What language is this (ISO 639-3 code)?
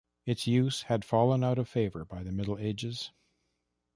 eng